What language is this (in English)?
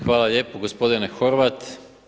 Croatian